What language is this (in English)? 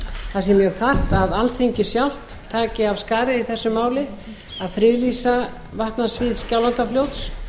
Icelandic